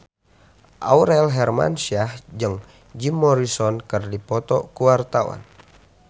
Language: Sundanese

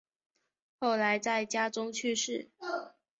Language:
Chinese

